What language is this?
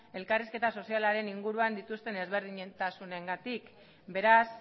Basque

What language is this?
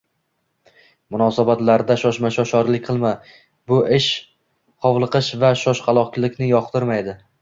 Uzbek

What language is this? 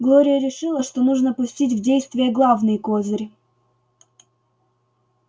Russian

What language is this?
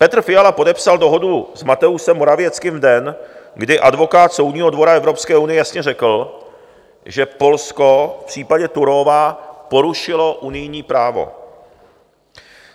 Czech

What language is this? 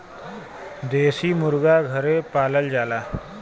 Bhojpuri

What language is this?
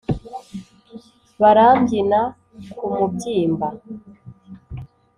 Kinyarwanda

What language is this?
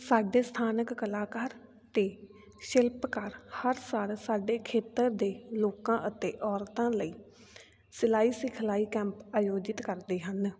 Punjabi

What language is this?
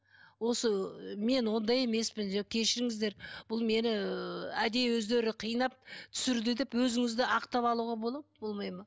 Kazakh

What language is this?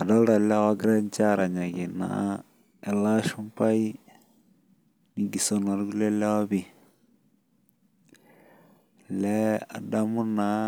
Masai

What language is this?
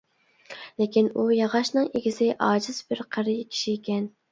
Uyghur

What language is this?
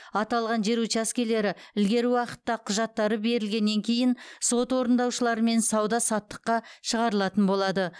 Kazakh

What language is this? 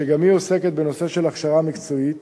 Hebrew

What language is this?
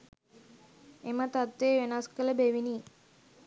Sinhala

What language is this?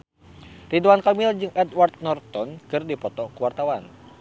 Sundanese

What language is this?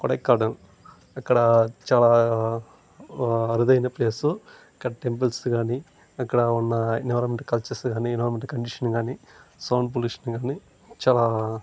Telugu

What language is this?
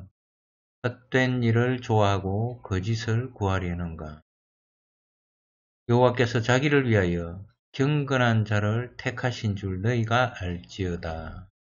Korean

